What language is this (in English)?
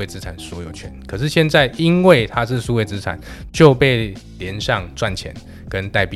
Chinese